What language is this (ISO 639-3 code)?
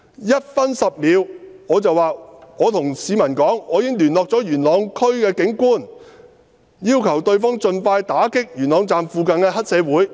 yue